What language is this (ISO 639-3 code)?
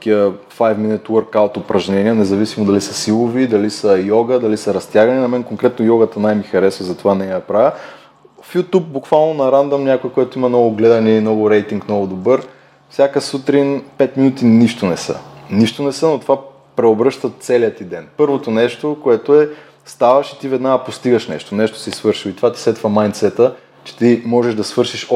bul